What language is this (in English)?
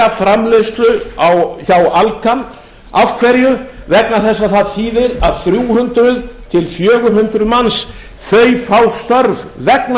Icelandic